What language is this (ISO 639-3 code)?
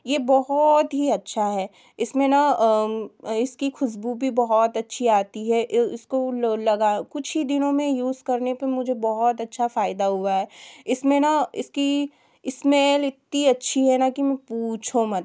hin